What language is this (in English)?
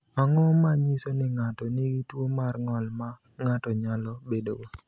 Luo (Kenya and Tanzania)